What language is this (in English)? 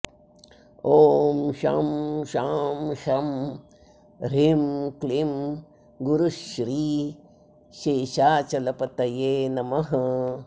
Sanskrit